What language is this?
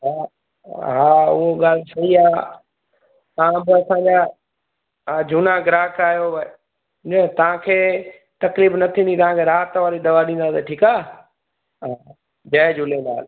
Sindhi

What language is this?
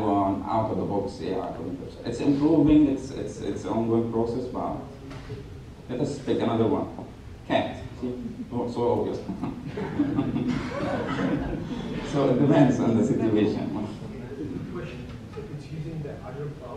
English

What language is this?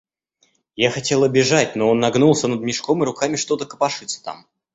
Russian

